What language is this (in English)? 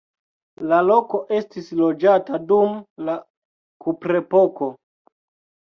Esperanto